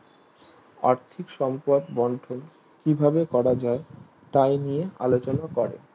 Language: Bangla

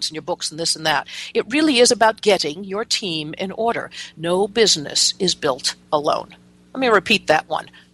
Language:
English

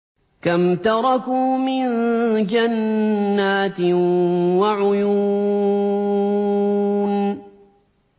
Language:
Arabic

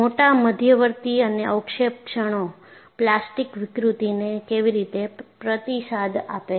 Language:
Gujarati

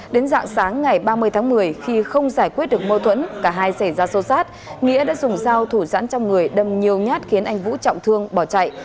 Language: Vietnamese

